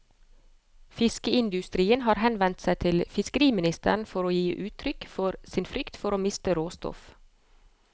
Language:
Norwegian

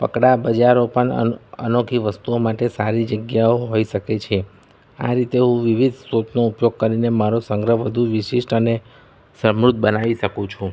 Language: Gujarati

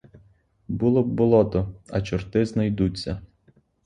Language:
Ukrainian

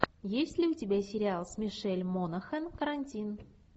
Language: Russian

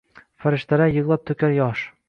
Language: Uzbek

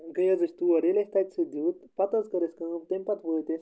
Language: Kashmiri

